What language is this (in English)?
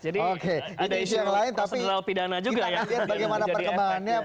Indonesian